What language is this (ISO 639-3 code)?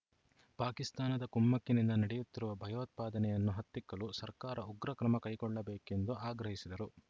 kan